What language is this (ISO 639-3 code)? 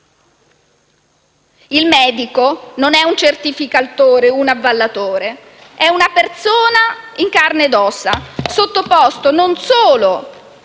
ita